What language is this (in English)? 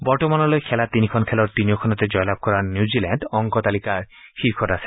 Assamese